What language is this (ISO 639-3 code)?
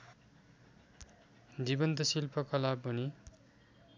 nep